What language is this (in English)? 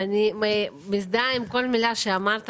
Hebrew